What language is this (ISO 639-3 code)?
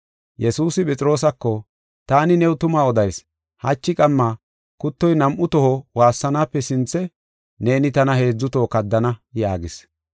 gof